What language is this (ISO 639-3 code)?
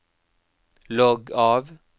nor